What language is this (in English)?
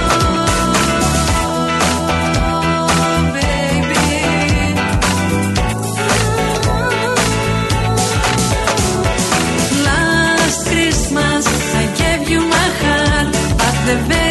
Greek